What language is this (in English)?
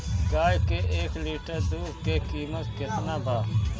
Bhojpuri